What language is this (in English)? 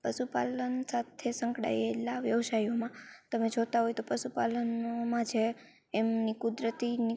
Gujarati